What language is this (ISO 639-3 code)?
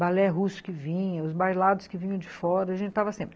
por